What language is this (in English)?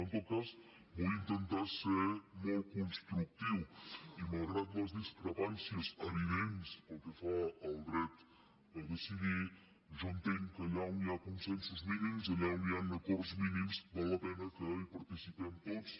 Catalan